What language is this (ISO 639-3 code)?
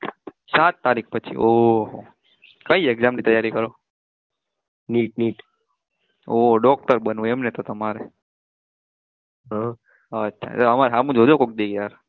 guj